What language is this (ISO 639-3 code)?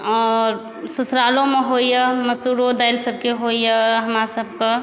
mai